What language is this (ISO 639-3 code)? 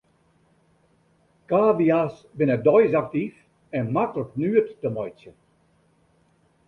fry